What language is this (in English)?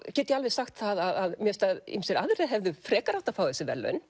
Icelandic